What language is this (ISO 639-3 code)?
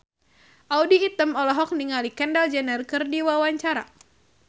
sun